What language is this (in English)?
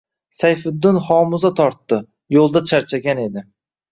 Uzbek